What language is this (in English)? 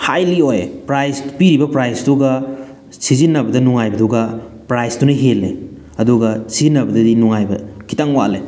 Manipuri